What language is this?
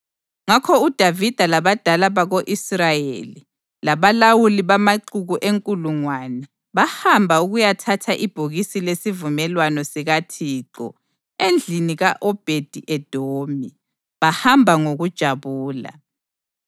North Ndebele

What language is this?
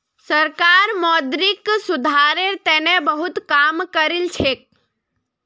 Magahi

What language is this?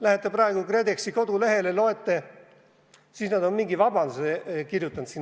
Estonian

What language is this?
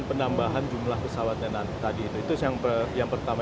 Indonesian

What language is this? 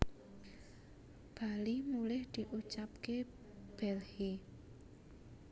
Javanese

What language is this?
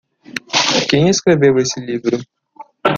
Portuguese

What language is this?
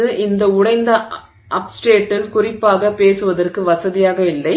Tamil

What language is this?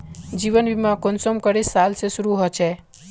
Magahi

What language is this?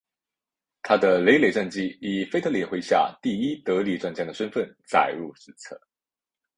Chinese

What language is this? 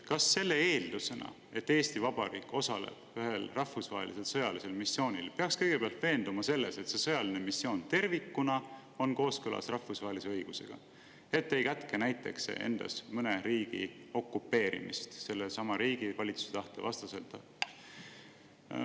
Estonian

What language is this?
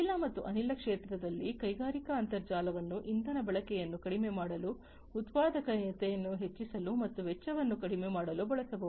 Kannada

